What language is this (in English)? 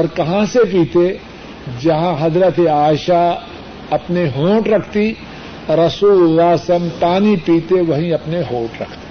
Urdu